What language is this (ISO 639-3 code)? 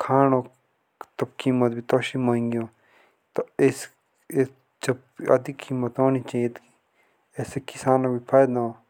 jns